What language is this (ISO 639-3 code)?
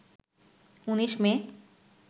ben